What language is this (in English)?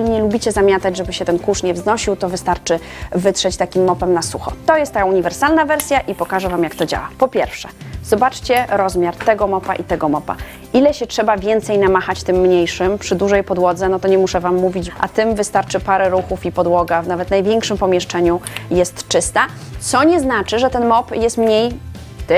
Polish